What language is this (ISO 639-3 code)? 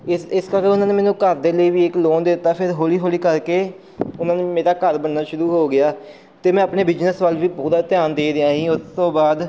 pan